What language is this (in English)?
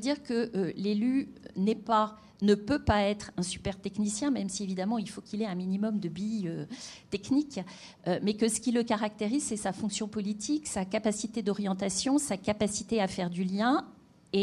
French